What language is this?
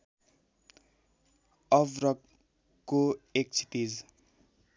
Nepali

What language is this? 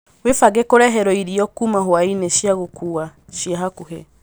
Kikuyu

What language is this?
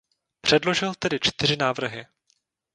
Czech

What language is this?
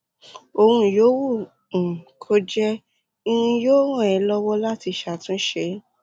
Yoruba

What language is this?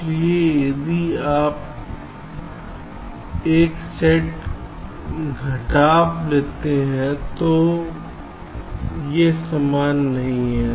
Hindi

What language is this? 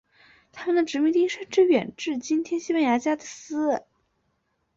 Chinese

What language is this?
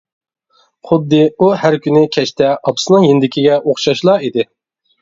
Uyghur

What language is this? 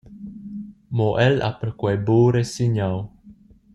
Romansh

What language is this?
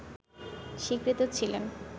Bangla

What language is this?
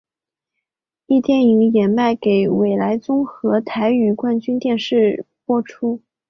Chinese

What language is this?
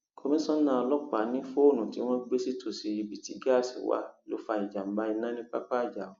Yoruba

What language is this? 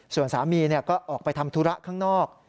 Thai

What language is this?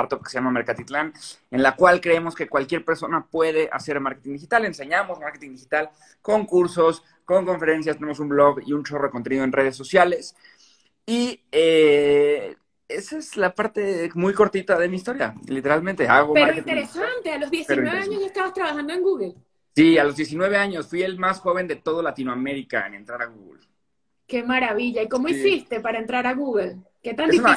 Spanish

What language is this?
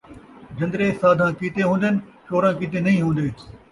Saraiki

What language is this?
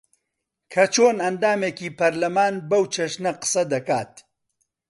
Central Kurdish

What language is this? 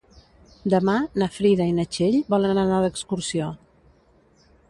Catalan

